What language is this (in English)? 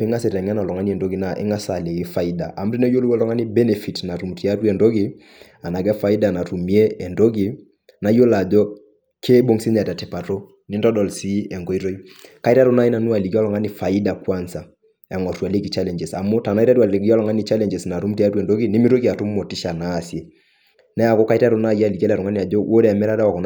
Masai